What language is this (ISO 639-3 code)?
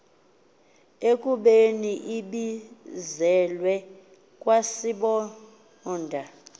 xho